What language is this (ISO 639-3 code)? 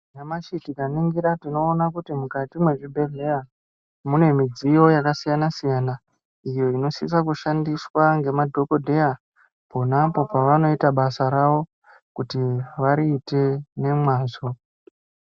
ndc